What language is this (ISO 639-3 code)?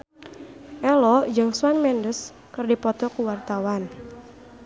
sun